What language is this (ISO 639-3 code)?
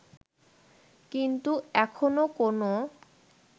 ben